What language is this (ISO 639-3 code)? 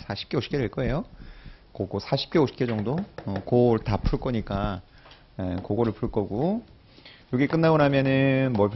kor